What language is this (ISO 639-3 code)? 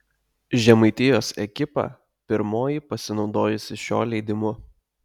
lit